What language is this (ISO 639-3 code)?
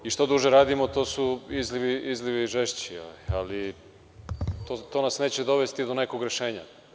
srp